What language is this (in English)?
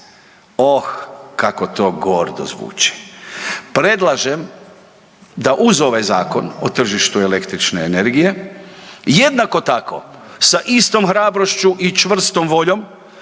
Croatian